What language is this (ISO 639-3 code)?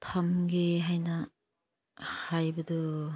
mni